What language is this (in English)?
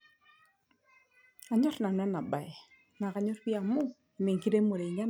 Masai